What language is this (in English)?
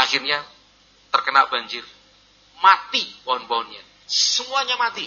Indonesian